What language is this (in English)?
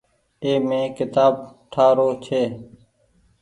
Goaria